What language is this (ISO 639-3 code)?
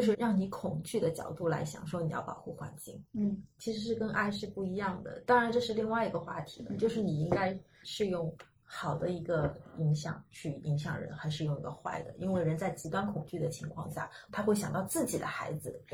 zho